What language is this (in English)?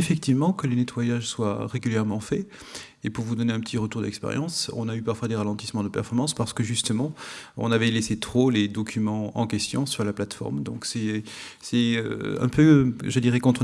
French